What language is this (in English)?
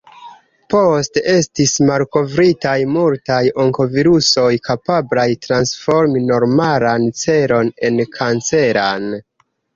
Esperanto